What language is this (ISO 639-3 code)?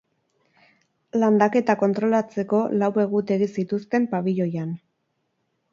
eus